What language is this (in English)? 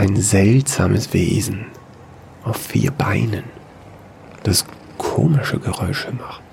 German